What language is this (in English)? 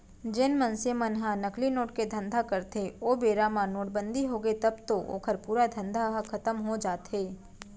Chhattisgarhi